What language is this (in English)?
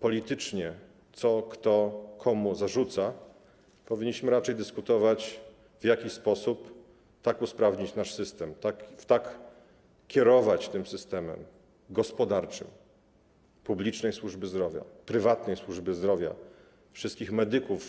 Polish